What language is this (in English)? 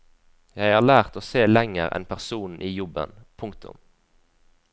Norwegian